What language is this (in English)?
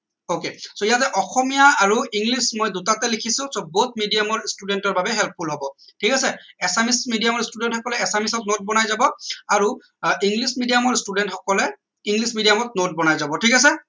Assamese